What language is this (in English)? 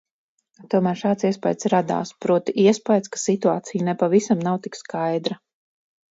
Latvian